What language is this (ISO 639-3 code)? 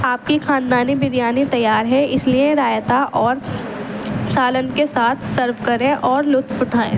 urd